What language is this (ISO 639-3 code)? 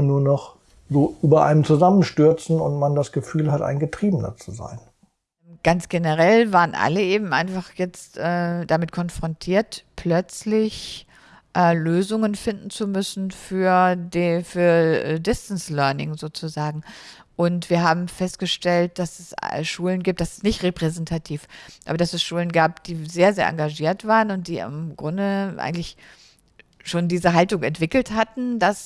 deu